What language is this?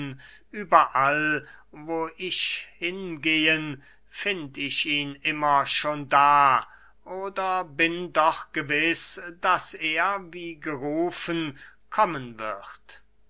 German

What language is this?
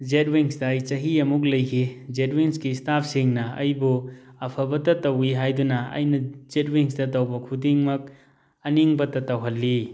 Manipuri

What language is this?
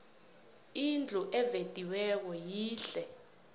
South Ndebele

